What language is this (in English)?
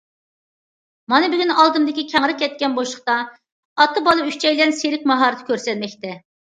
Uyghur